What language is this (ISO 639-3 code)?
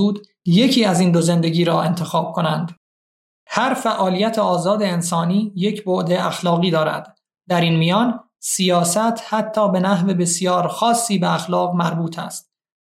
fas